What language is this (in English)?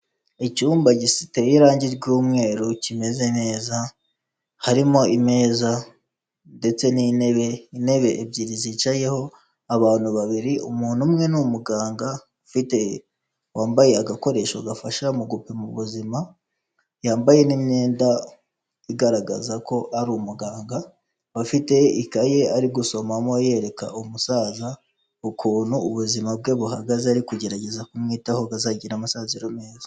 Kinyarwanda